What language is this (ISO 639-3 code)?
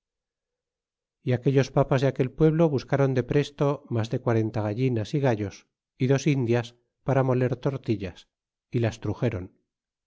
spa